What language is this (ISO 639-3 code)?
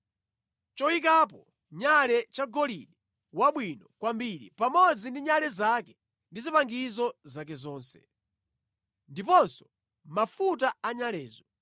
nya